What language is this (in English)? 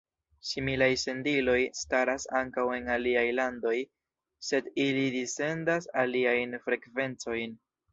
Esperanto